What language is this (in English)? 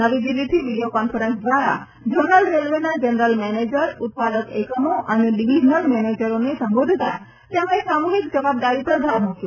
Gujarati